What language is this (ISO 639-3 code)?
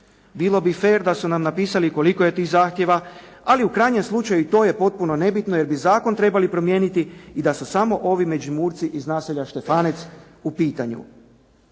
hrv